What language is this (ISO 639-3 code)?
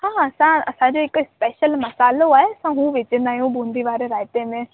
snd